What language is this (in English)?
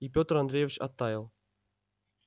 Russian